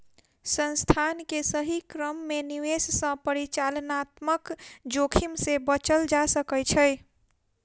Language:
Maithili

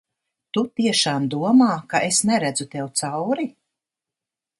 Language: Latvian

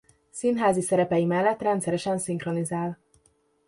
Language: Hungarian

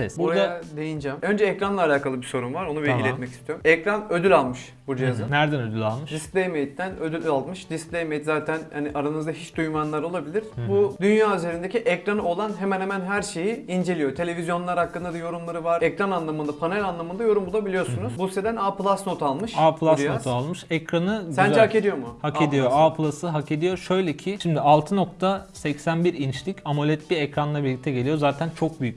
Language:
Turkish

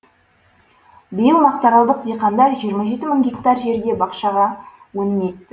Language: Kazakh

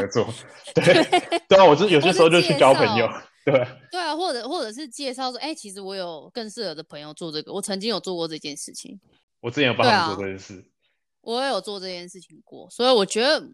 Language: Chinese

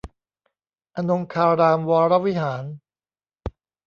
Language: Thai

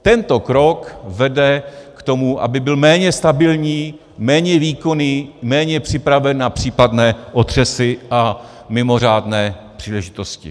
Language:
Czech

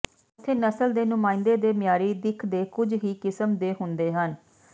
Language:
Punjabi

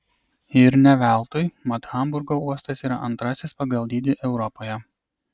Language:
Lithuanian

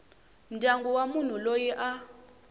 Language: Tsonga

